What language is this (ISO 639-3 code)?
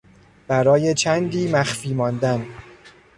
fas